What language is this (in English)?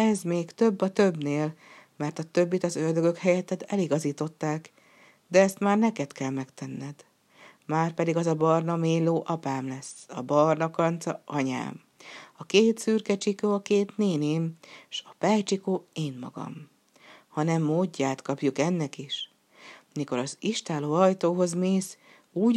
Hungarian